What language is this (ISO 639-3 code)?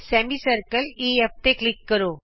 pan